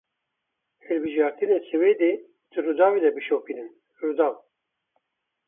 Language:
Kurdish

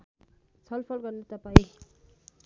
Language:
Nepali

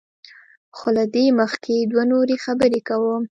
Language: Pashto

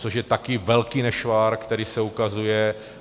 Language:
Czech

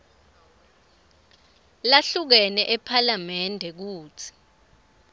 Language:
Swati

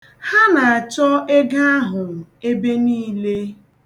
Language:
Igbo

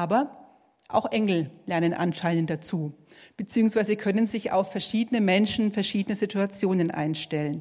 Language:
German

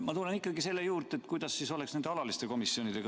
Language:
Estonian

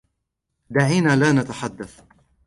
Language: Arabic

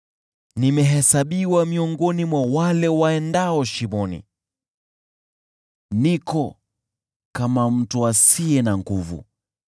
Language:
Swahili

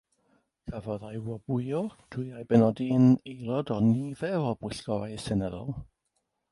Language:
Welsh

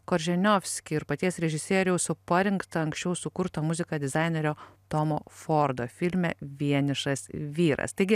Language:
Lithuanian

